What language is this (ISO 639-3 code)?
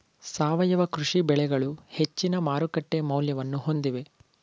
kan